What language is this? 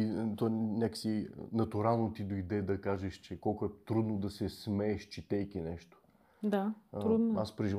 Bulgarian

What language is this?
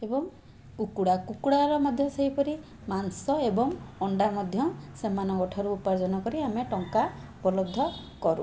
Odia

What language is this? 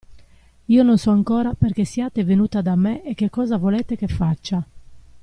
Italian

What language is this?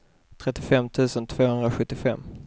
Swedish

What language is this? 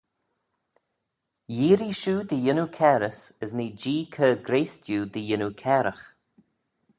Manx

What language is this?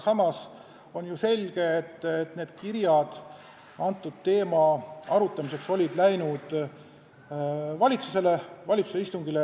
Estonian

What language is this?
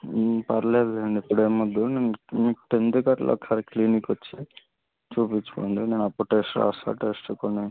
Telugu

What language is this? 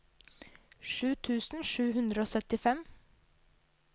Norwegian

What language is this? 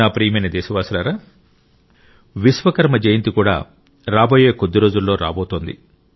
Telugu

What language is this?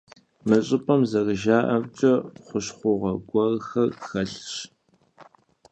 Kabardian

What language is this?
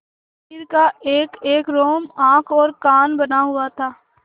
Hindi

